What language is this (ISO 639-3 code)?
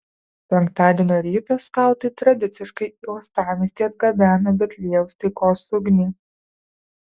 lit